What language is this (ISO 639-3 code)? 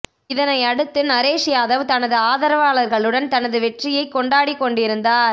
tam